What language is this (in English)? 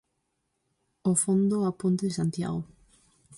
Galician